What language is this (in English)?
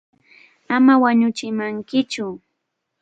Arequipa-La Unión Quechua